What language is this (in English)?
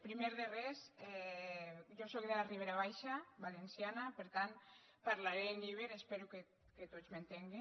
Catalan